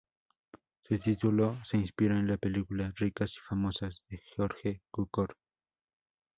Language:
Spanish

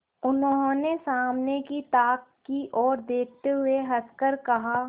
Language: Hindi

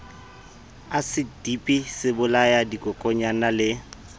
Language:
Southern Sotho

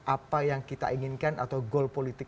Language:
Indonesian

